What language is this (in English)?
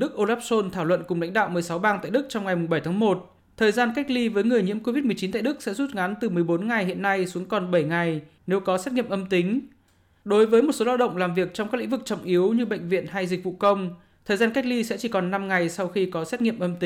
Vietnamese